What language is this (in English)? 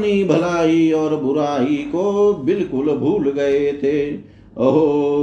Hindi